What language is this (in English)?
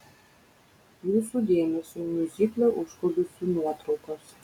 Lithuanian